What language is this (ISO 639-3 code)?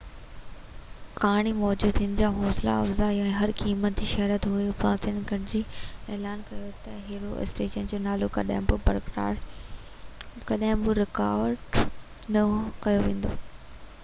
snd